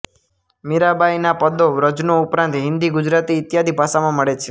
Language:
Gujarati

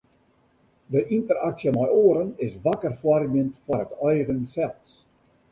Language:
Western Frisian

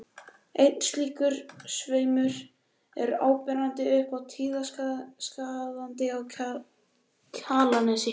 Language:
Icelandic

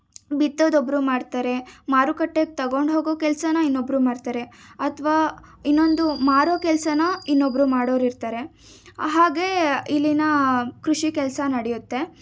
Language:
Kannada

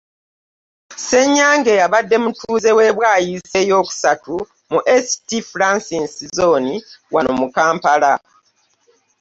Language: Ganda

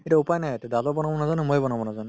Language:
Assamese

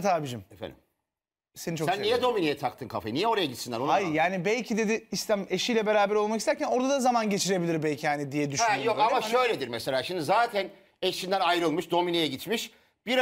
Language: Turkish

